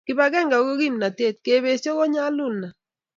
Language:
Kalenjin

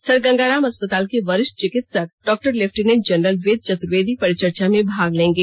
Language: Hindi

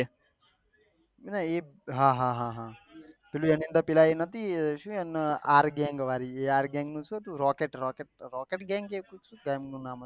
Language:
Gujarati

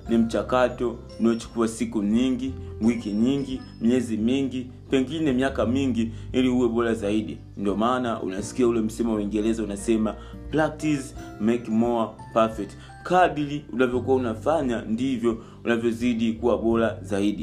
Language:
Swahili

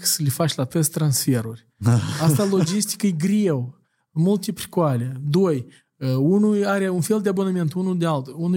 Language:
Romanian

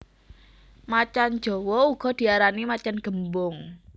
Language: Javanese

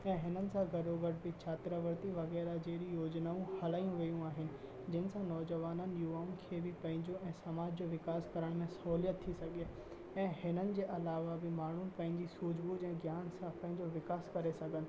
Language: Sindhi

